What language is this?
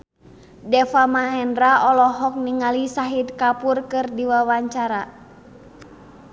Sundanese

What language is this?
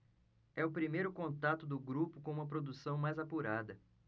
Portuguese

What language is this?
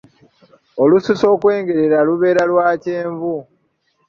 Ganda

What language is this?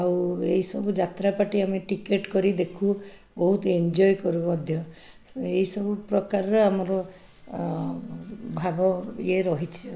Odia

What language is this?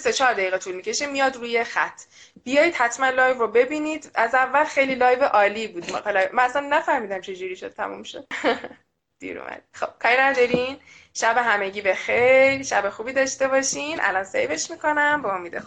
Persian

